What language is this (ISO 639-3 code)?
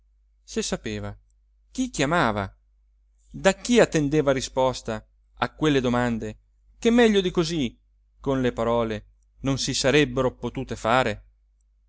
ita